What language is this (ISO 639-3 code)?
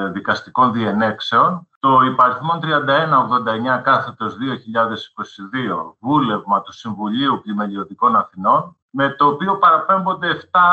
ell